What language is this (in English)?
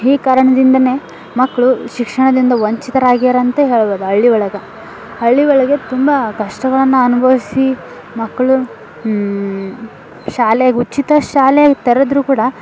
Kannada